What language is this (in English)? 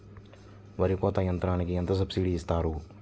Telugu